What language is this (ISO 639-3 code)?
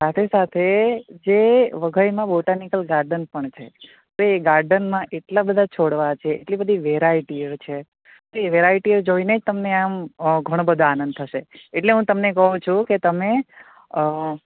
guj